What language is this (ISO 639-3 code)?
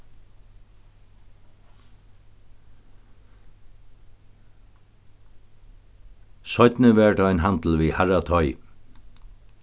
fao